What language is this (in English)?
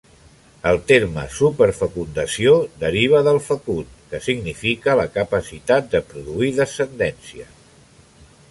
Catalan